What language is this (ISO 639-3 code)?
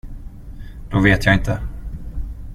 swe